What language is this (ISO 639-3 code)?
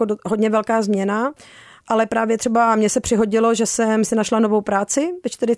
ces